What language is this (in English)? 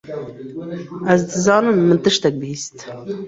Kurdish